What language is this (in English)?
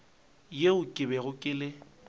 Northern Sotho